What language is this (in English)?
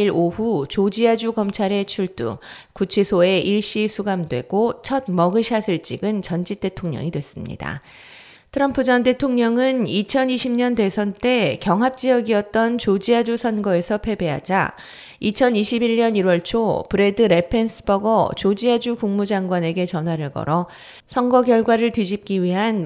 Korean